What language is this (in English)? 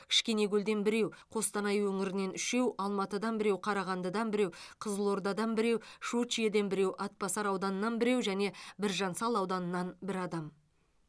Kazakh